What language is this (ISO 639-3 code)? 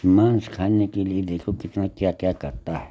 hin